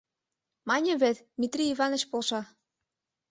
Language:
Mari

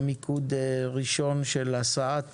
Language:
Hebrew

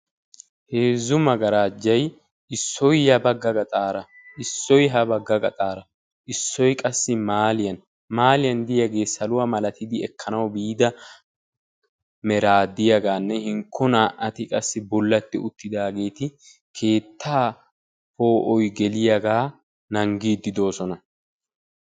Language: Wolaytta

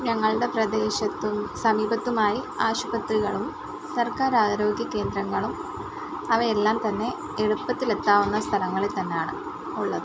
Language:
Malayalam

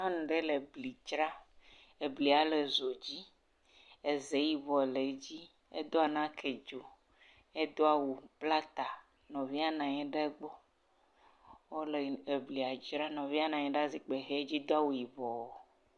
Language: Ewe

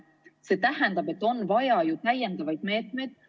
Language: Estonian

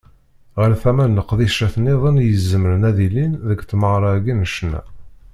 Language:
Kabyle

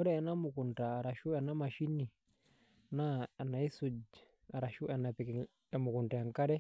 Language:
Masai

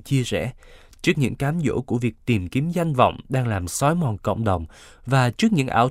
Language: Vietnamese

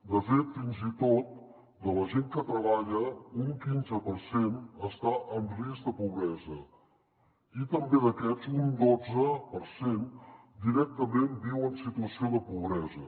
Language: Catalan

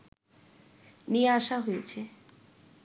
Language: Bangla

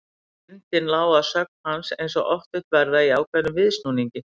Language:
Icelandic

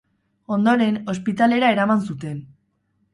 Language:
Basque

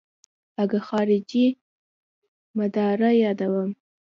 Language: Pashto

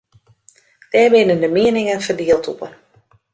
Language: Western Frisian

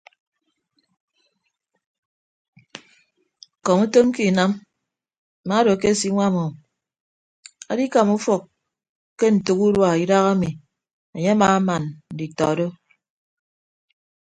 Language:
Ibibio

